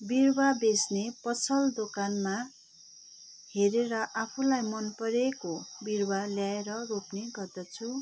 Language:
Nepali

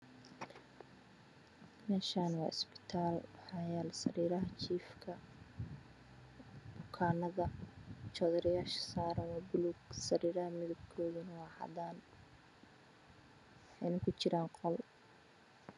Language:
Somali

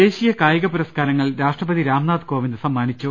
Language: Malayalam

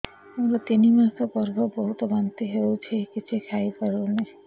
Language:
Odia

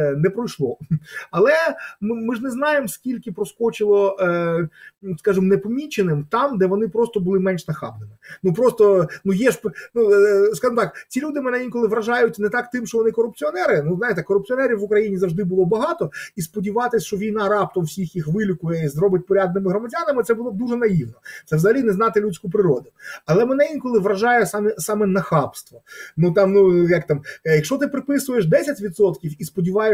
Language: Ukrainian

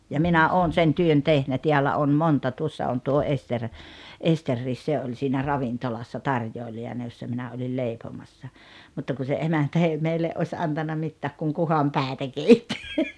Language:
Finnish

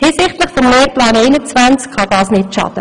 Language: Swiss German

